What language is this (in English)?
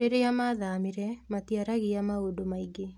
Kikuyu